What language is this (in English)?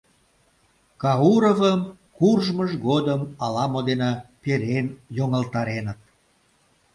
Mari